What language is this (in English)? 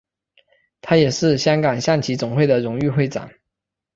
Chinese